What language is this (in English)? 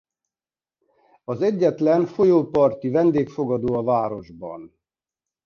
Hungarian